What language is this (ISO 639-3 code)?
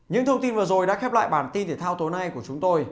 vie